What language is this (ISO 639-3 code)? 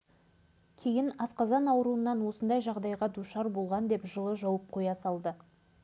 kaz